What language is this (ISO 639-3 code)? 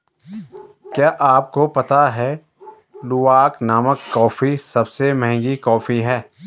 hin